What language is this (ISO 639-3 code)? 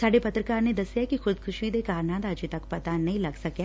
pan